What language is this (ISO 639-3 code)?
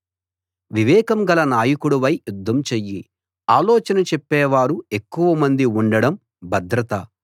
tel